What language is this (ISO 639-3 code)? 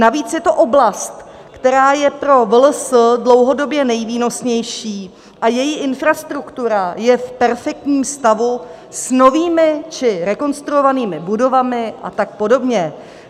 ces